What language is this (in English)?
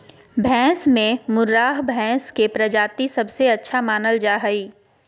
Magahi